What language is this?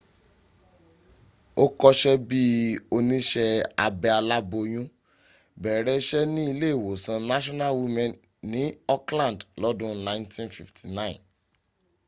Yoruba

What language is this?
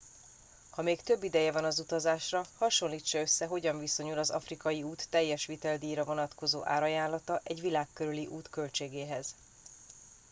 Hungarian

